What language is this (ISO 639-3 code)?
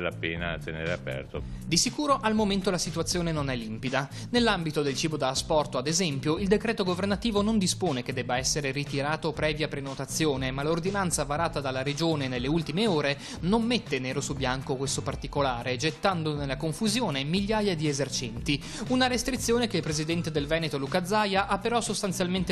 ita